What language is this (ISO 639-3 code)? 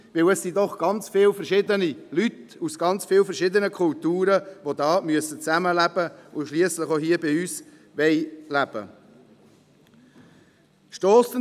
gsw